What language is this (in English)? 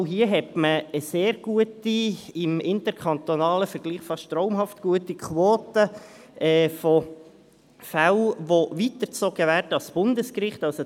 Swiss German